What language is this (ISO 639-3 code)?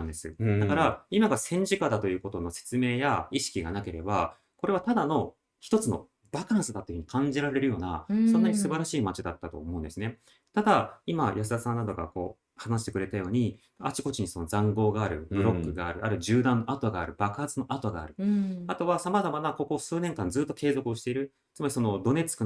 jpn